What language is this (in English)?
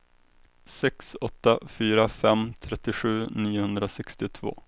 Swedish